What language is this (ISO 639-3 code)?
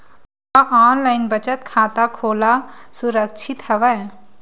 hne